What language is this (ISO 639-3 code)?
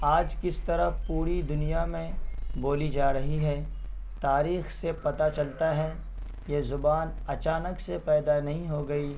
urd